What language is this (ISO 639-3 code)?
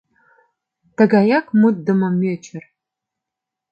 chm